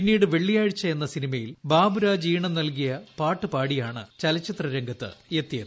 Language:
Malayalam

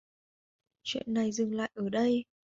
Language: Vietnamese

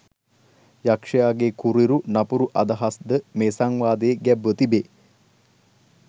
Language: Sinhala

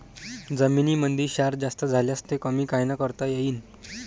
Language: Marathi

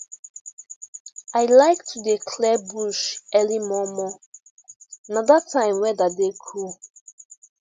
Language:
Nigerian Pidgin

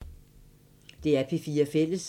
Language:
Danish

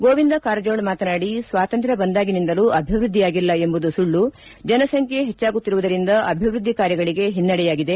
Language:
Kannada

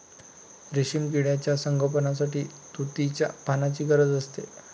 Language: Marathi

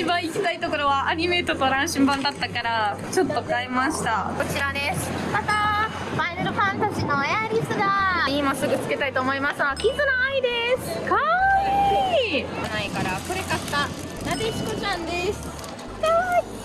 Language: Japanese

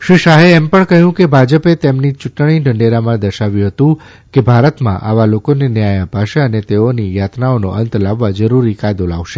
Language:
Gujarati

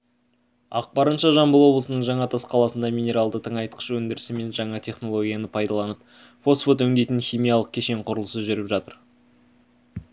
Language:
Kazakh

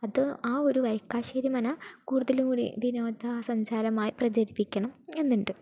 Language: Malayalam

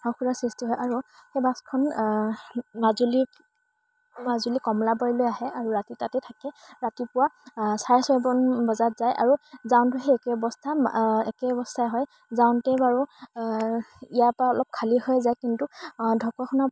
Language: Assamese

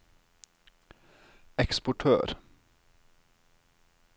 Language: Norwegian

